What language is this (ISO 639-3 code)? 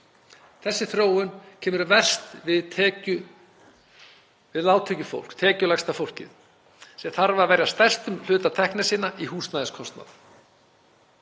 isl